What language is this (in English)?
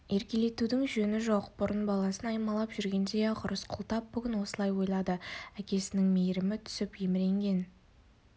Kazakh